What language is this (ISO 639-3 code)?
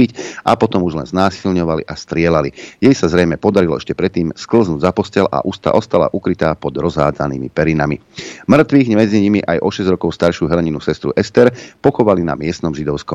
slk